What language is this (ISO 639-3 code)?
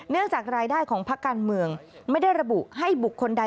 tha